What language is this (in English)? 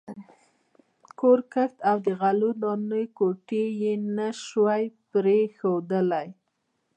Pashto